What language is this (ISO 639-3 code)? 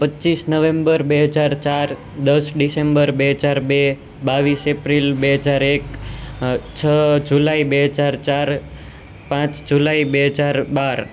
guj